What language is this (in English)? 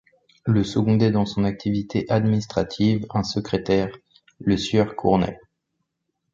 French